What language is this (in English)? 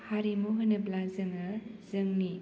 Bodo